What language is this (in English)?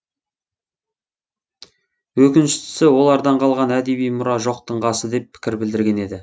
Kazakh